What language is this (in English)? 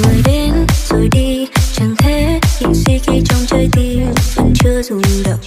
Vietnamese